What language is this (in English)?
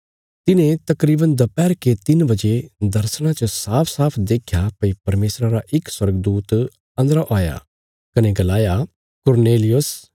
Bilaspuri